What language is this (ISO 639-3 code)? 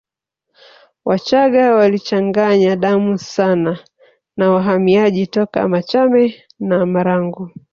swa